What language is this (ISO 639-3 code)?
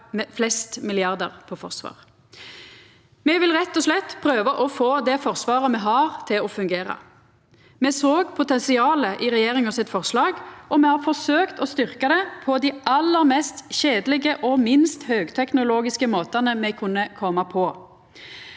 nor